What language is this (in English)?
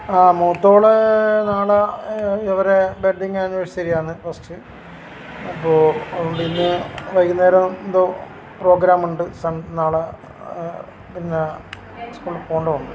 Malayalam